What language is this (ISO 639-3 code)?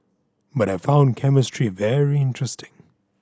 eng